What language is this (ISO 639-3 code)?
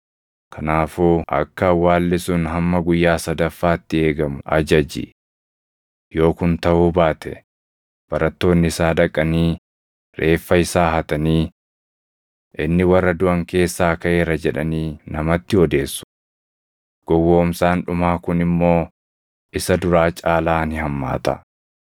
orm